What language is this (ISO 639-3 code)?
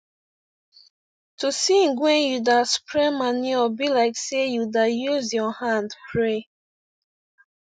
pcm